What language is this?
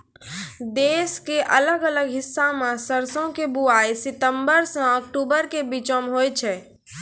Maithili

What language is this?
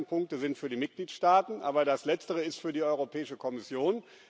German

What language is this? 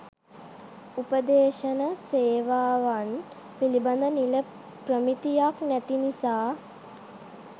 Sinhala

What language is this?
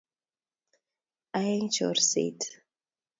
Kalenjin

